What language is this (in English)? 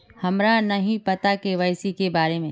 Magahi